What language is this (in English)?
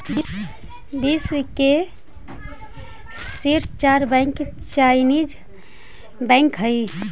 Magahi